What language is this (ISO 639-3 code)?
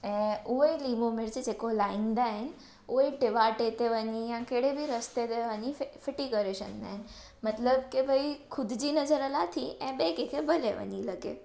snd